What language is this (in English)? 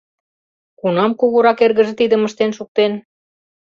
Mari